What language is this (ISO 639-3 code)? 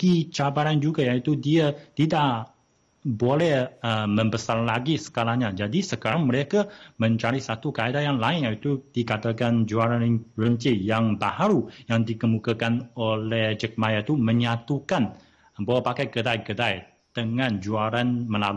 msa